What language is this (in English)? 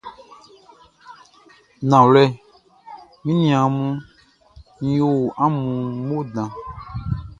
Baoulé